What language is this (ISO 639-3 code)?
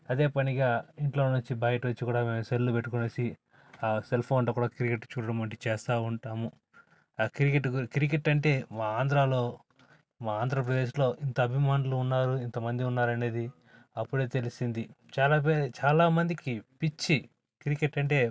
tel